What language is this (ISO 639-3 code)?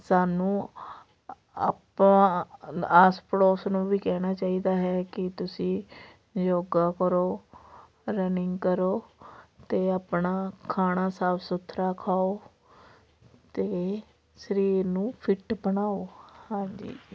pan